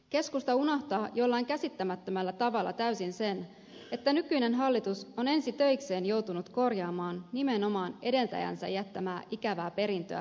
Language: Finnish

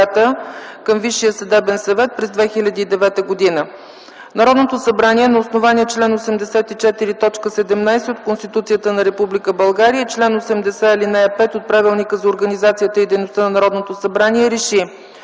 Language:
Bulgarian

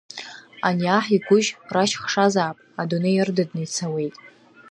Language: Abkhazian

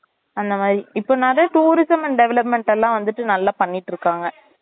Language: Tamil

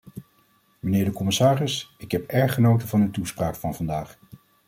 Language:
Dutch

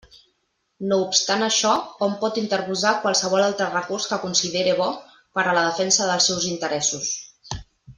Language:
Catalan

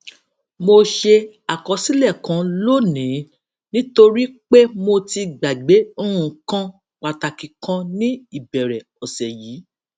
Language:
Yoruba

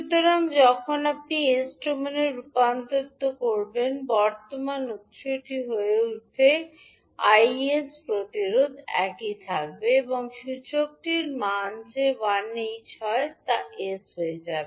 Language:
Bangla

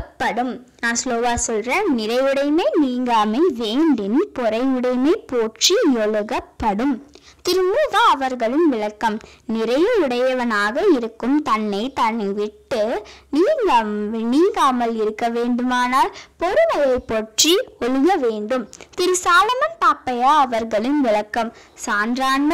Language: Romanian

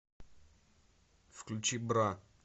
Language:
Russian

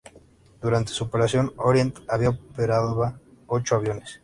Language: Spanish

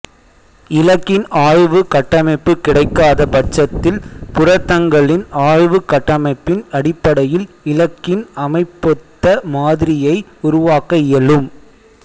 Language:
Tamil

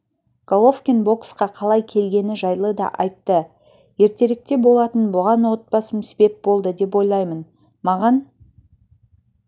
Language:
Kazakh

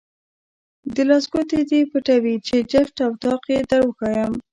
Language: Pashto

